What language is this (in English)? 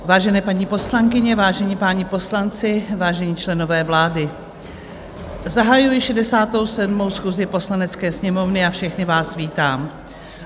Czech